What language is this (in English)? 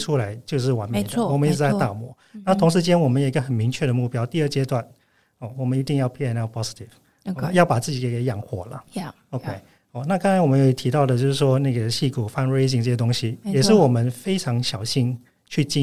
Chinese